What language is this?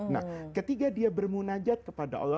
Indonesian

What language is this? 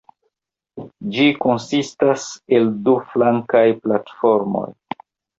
Esperanto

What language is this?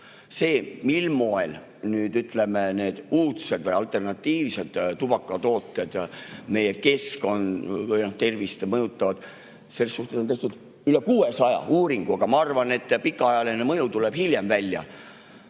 Estonian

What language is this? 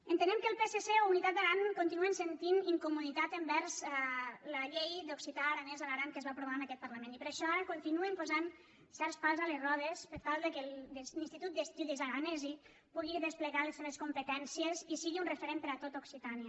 Catalan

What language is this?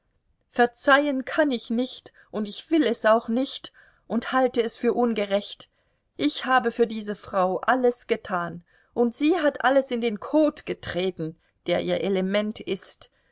German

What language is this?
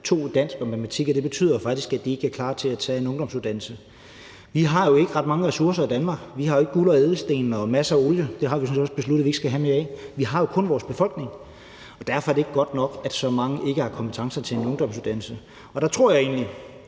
Danish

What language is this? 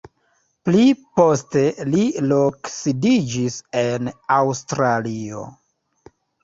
Esperanto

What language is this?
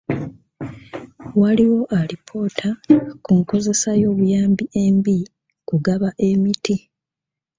Ganda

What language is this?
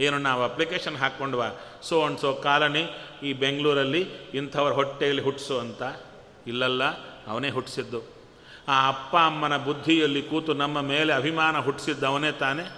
Kannada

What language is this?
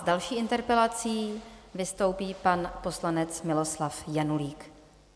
Czech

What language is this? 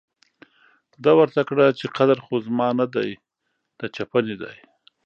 Pashto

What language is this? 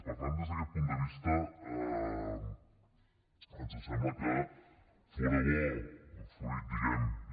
Catalan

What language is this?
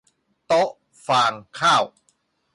Thai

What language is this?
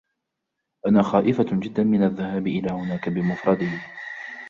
Arabic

